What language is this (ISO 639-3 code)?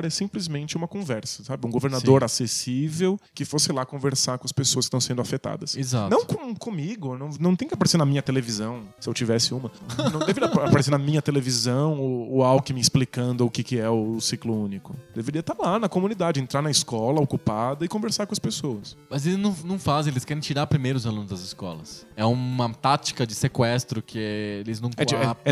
por